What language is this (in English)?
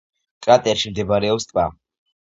Georgian